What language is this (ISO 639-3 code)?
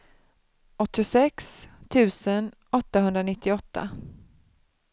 swe